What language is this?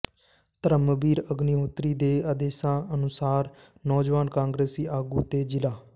Punjabi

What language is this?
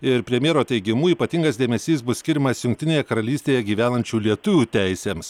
Lithuanian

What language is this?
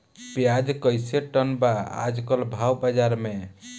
Bhojpuri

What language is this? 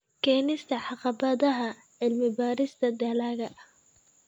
Somali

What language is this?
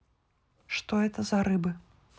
Russian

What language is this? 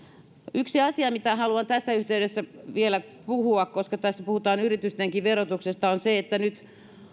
Finnish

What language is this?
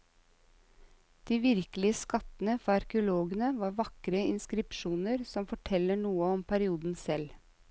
Norwegian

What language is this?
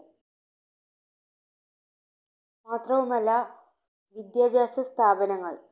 Malayalam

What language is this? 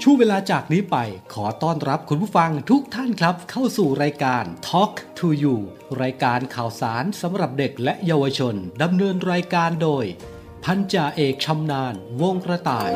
Thai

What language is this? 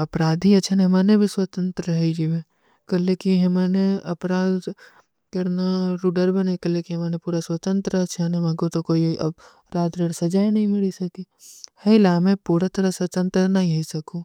Kui (India)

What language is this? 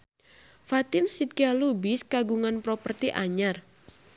Sundanese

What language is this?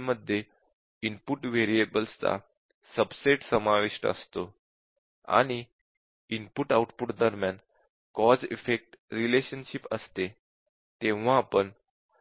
Marathi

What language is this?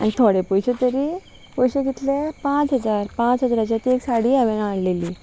Konkani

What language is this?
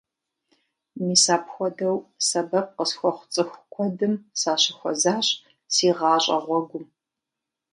Kabardian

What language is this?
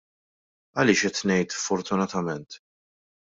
Maltese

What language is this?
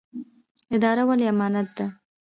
Pashto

